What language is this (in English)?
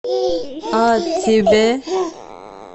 Russian